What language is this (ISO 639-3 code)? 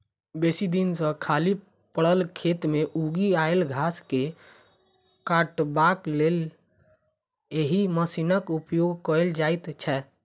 mai